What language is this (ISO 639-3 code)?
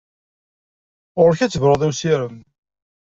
kab